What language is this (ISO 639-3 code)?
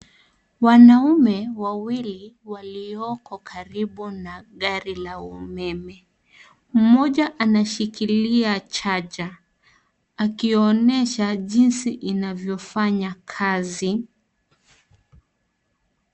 swa